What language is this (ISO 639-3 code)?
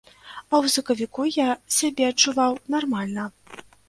bel